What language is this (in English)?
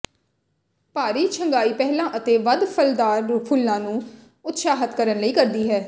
Punjabi